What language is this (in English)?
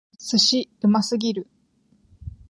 Japanese